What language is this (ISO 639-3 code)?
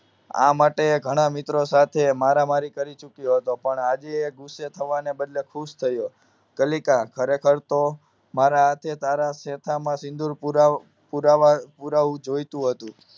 guj